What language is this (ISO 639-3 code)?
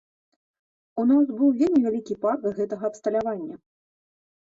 bel